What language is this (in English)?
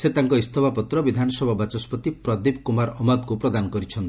Odia